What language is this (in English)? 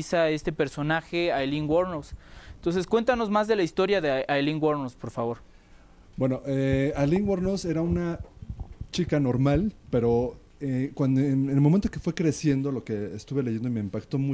Spanish